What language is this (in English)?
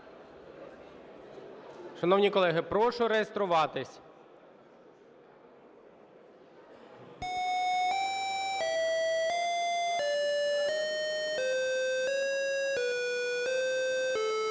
Ukrainian